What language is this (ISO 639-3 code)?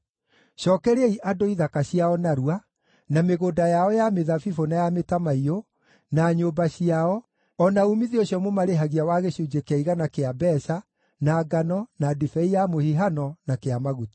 kik